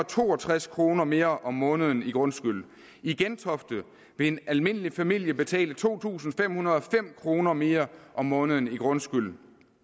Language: Danish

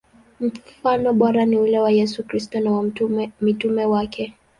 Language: Swahili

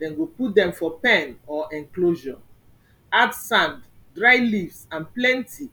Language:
Nigerian Pidgin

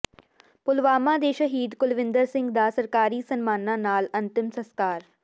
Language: Punjabi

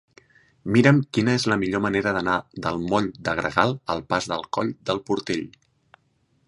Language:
Catalan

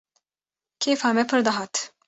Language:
Kurdish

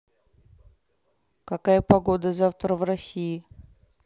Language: Russian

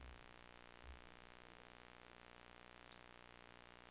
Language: Norwegian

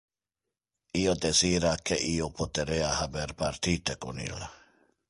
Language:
Interlingua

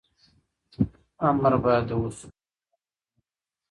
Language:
Pashto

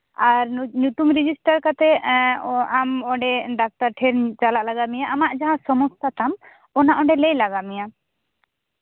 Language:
Santali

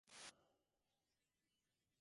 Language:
Divehi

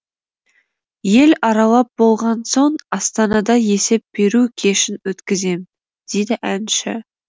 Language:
Kazakh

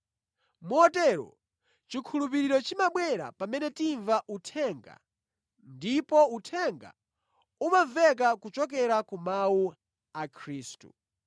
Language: Nyanja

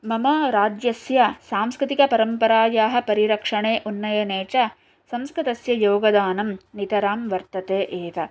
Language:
Sanskrit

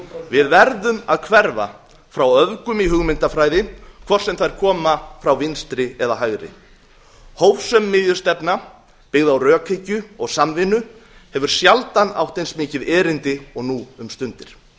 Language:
Icelandic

